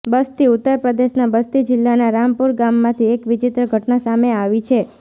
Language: Gujarati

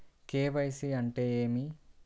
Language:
Telugu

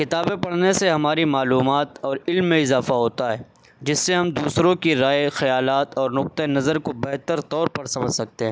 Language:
Urdu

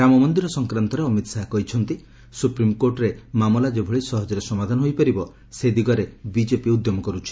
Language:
Odia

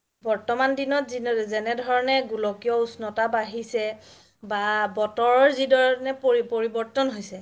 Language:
Assamese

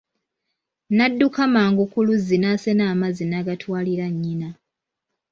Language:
Ganda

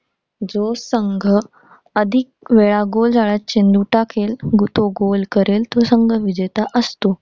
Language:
Marathi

